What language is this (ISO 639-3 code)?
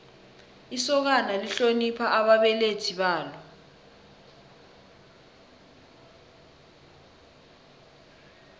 nbl